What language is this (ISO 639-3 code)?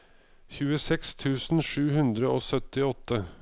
nor